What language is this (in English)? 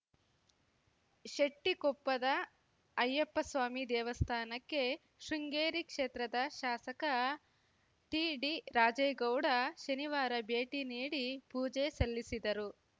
Kannada